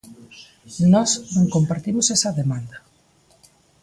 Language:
Galician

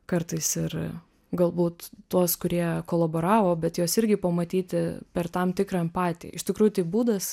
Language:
Lithuanian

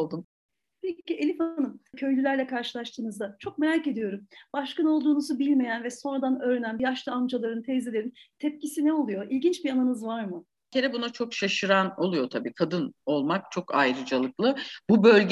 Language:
Turkish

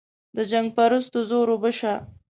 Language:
Pashto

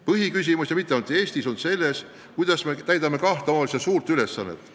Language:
Estonian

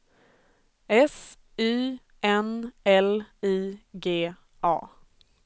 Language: Swedish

